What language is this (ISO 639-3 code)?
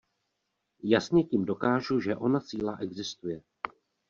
ces